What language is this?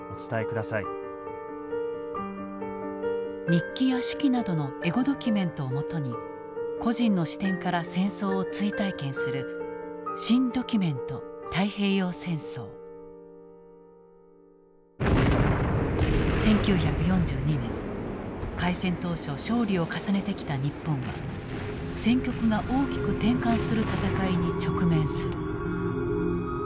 Japanese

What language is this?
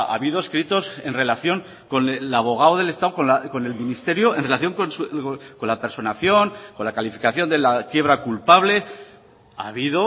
Spanish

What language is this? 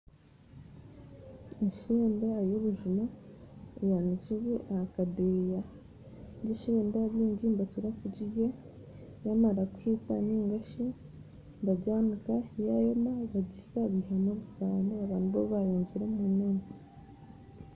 Nyankole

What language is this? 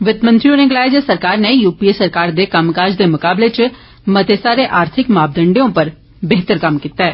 Dogri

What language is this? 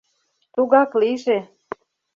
Mari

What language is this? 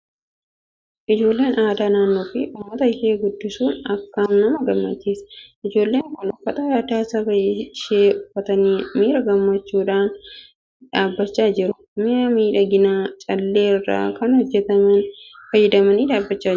Oromo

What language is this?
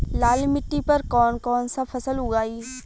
Bhojpuri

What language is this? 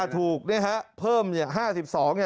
Thai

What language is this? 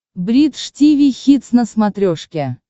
Russian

